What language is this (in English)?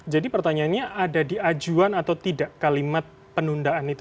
Indonesian